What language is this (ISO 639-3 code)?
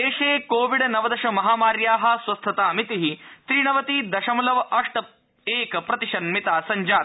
san